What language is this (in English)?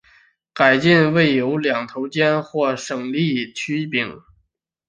Chinese